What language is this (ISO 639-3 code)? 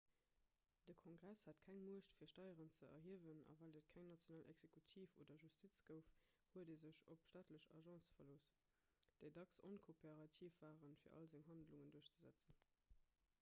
ltz